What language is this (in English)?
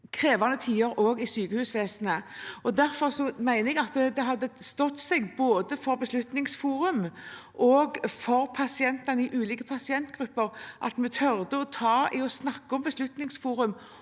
Norwegian